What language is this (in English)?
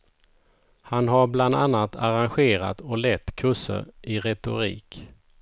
Swedish